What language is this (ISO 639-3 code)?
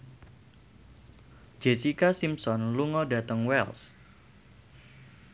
jav